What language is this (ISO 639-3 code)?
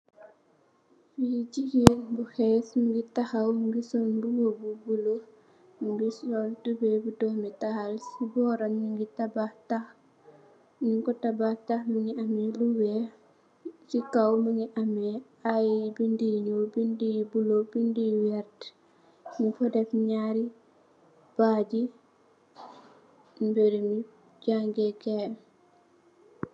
wol